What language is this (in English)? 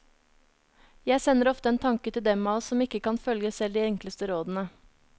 Norwegian